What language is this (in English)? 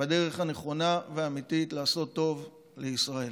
Hebrew